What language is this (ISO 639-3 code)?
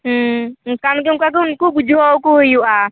sat